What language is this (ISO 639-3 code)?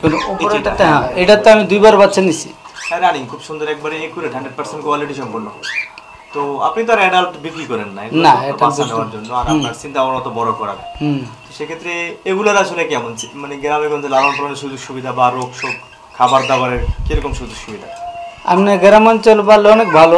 tur